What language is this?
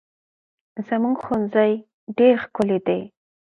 Pashto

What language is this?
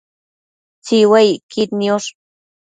Matsés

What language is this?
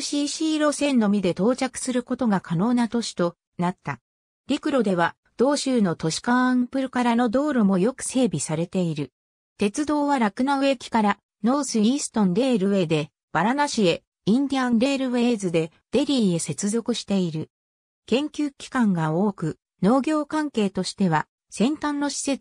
Japanese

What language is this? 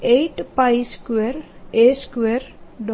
Gujarati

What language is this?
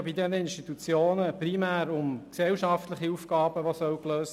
Swiss German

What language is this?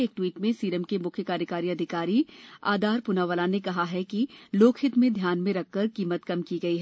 Hindi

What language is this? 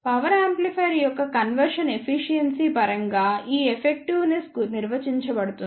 Telugu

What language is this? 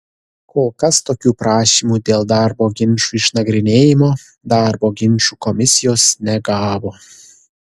Lithuanian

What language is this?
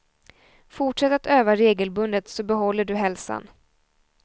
Swedish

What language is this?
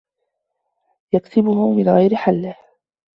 Arabic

